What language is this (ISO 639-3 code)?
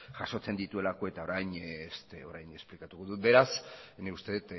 eus